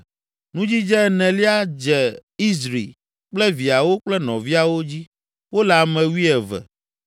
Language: Ewe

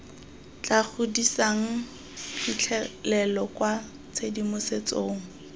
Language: Tswana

